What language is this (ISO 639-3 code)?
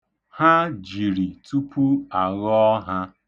ibo